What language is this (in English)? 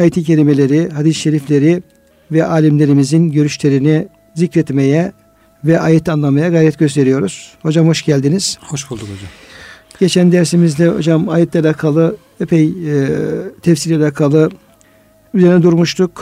Turkish